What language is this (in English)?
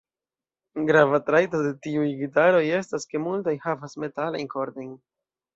Esperanto